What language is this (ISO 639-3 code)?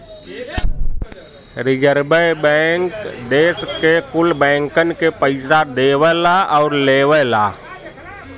bho